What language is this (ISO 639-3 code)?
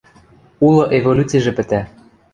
mrj